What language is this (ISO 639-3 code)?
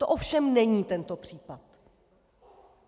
ces